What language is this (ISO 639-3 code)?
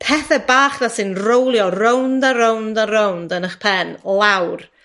cym